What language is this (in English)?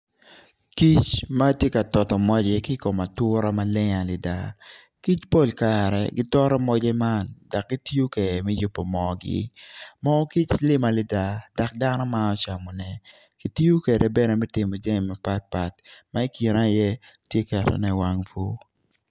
Acoli